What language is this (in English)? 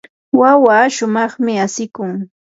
Yanahuanca Pasco Quechua